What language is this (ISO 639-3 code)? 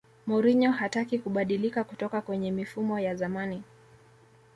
swa